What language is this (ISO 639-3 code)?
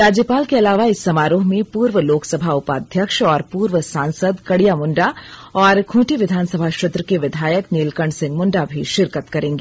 hin